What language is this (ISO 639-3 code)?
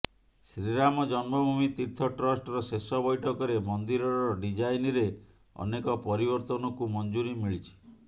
ori